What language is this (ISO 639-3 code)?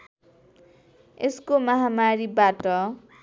nep